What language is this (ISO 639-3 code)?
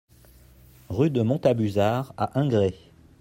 fra